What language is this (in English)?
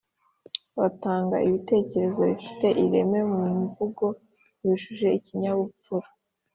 Kinyarwanda